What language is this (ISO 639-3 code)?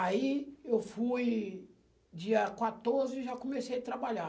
por